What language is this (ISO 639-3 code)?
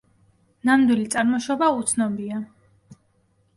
kat